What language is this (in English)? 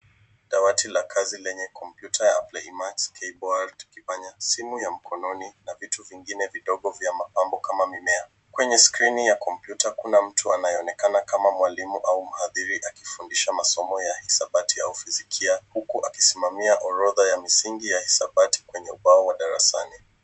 Swahili